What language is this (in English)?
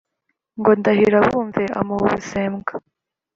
Kinyarwanda